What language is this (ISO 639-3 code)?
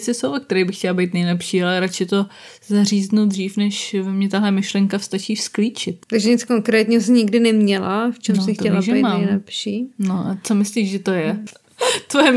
ces